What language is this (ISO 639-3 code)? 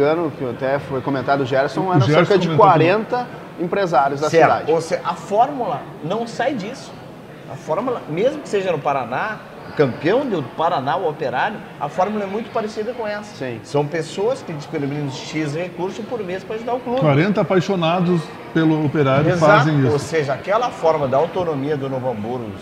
por